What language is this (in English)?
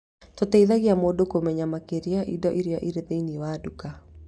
Kikuyu